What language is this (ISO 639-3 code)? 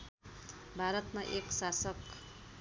nep